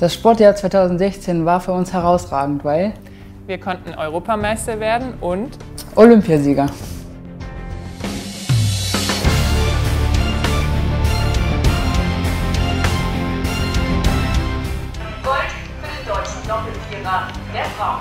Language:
German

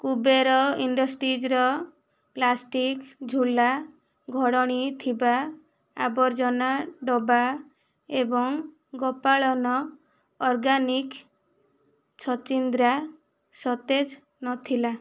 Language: Odia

